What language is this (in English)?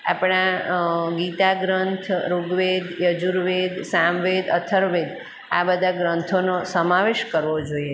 Gujarati